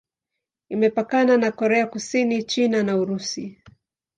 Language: Swahili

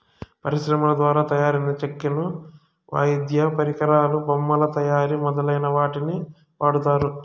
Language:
Telugu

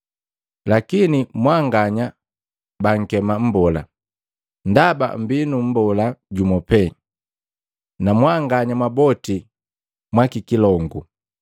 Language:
Matengo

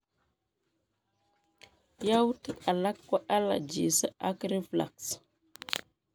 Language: Kalenjin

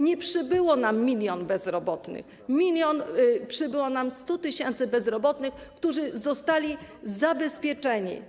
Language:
Polish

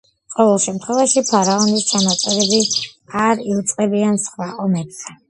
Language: Georgian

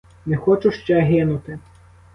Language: Ukrainian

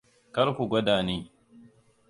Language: Hausa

